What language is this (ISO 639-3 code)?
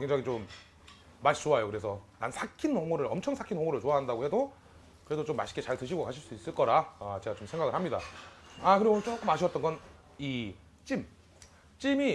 kor